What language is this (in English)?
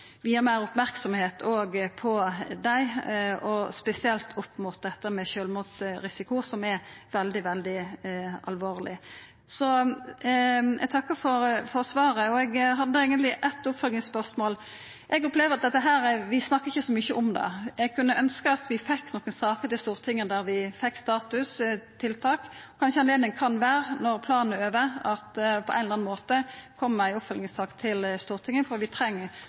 Norwegian Nynorsk